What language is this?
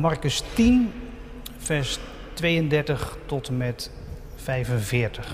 Dutch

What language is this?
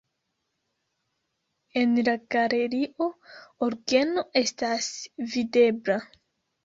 Esperanto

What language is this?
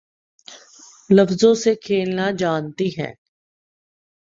Urdu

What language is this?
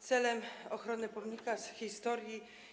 Polish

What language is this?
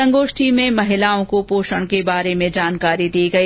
Hindi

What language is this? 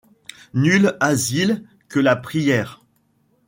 French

